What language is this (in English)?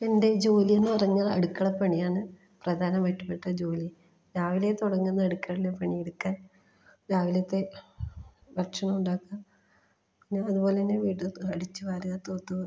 Malayalam